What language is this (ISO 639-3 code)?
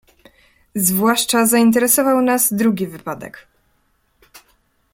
pol